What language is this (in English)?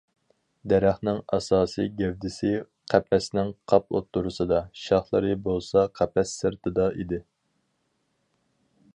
Uyghur